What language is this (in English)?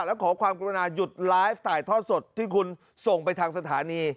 Thai